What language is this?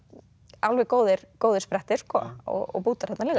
Icelandic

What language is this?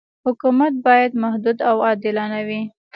Pashto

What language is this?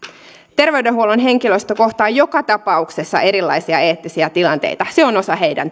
Finnish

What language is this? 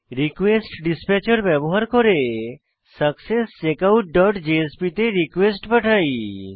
Bangla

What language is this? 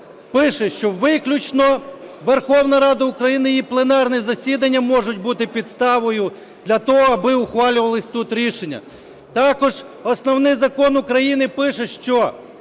Ukrainian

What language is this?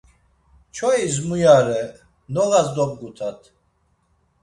Laz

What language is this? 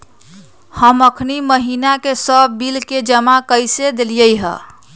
Magahi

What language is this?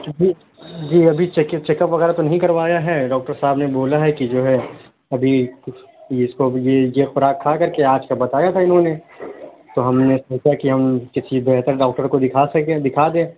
Urdu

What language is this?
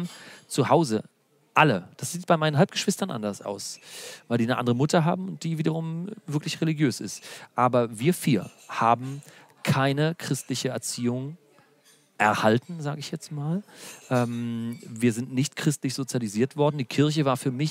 German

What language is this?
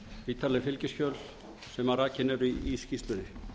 Icelandic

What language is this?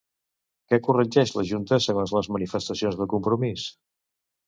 Catalan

